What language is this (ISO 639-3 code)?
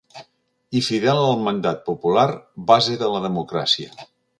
cat